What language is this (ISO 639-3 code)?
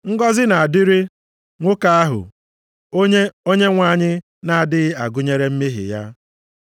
ibo